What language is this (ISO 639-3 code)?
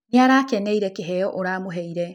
kik